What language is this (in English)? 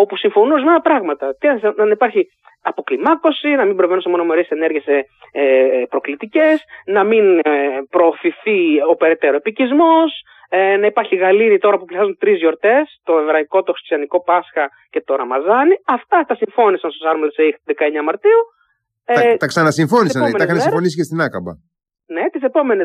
Greek